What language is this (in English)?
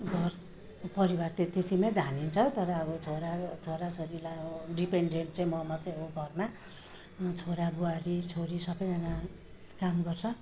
Nepali